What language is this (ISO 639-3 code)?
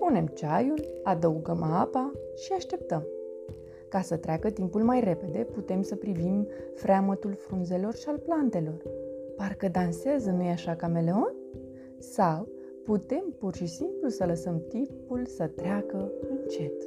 ron